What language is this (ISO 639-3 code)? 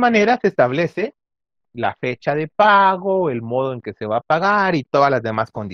spa